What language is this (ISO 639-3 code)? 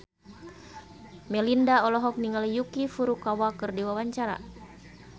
sun